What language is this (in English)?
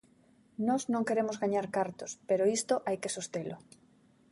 Galician